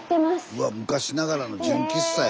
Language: Japanese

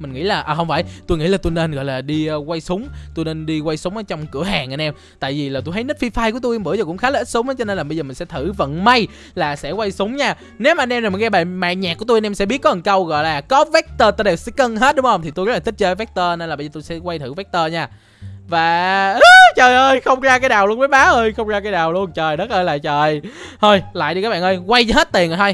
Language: Vietnamese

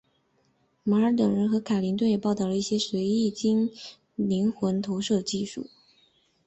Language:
Chinese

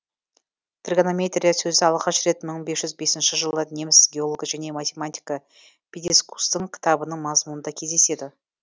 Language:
Kazakh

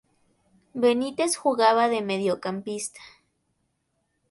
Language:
Spanish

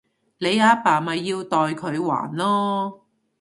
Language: Cantonese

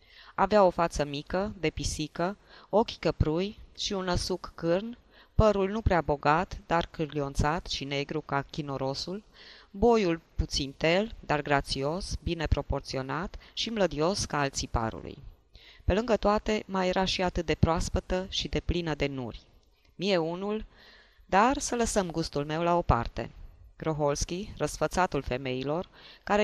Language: Romanian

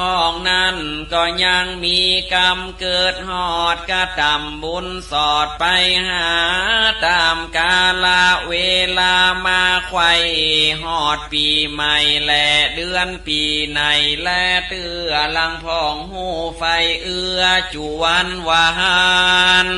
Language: Thai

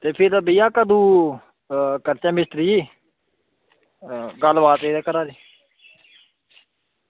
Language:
Dogri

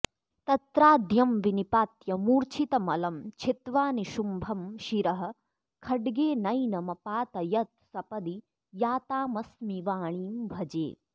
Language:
Sanskrit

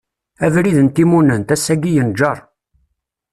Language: Kabyle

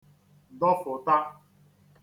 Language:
Igbo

